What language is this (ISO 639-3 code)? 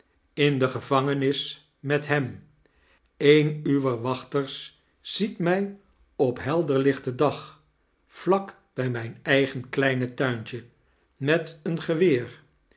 nld